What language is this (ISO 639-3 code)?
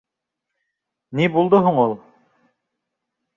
bak